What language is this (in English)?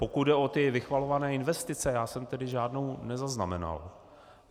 Czech